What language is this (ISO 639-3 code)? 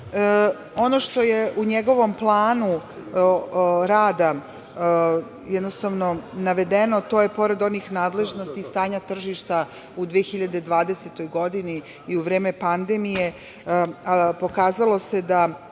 srp